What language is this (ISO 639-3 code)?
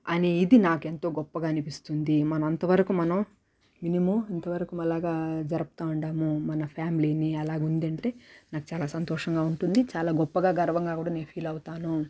tel